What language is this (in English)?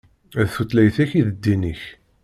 Kabyle